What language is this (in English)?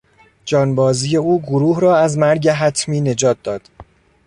Persian